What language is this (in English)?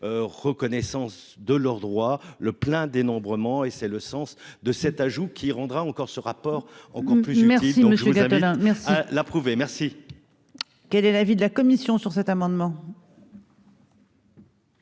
French